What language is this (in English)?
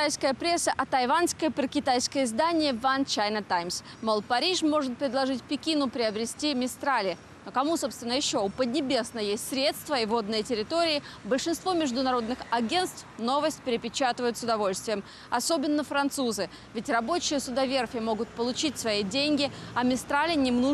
Russian